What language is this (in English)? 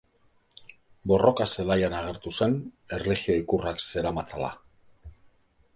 Basque